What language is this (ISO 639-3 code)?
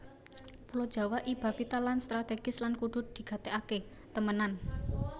jav